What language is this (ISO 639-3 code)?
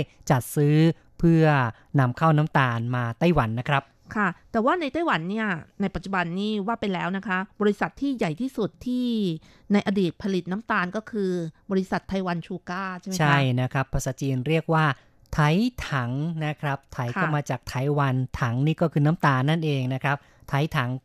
tha